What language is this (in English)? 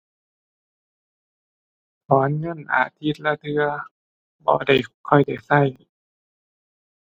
Thai